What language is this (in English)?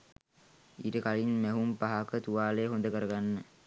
Sinhala